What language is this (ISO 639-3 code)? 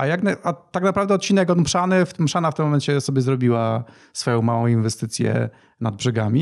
pol